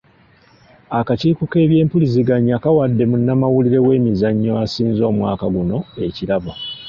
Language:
Ganda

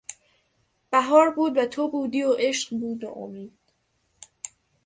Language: Persian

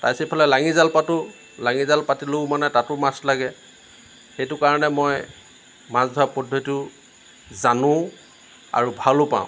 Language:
Assamese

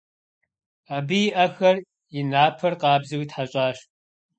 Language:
Kabardian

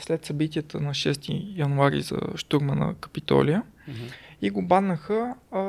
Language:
Bulgarian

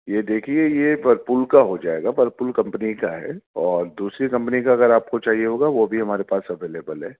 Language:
Urdu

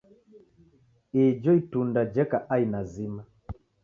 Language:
Taita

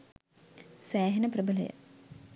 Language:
Sinhala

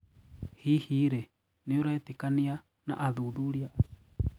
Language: Kikuyu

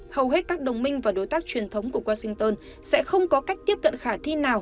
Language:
Vietnamese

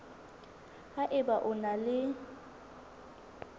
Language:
Southern Sotho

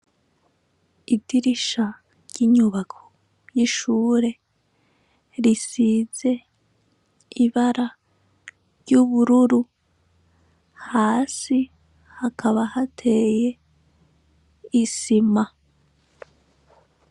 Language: Rundi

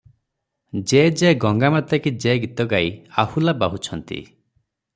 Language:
Odia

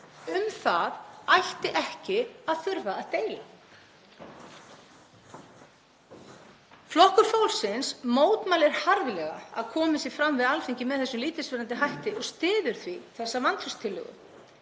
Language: Icelandic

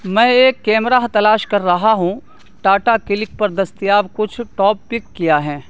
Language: Urdu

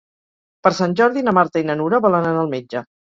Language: Catalan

